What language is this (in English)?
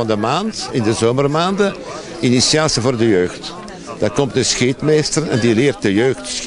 Dutch